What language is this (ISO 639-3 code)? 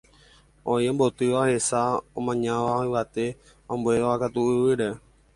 grn